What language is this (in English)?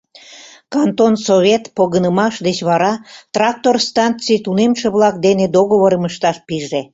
Mari